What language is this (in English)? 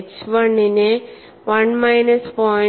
Malayalam